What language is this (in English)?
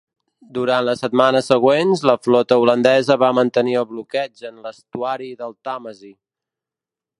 Catalan